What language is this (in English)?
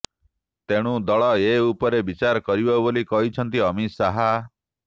Odia